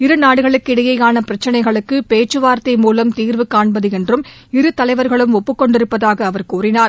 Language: Tamil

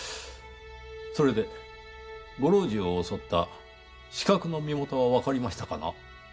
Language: Japanese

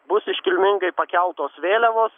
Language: Lithuanian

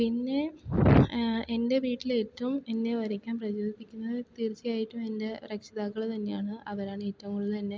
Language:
Malayalam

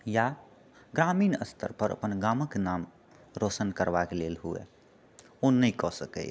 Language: Maithili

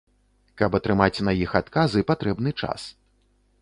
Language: Belarusian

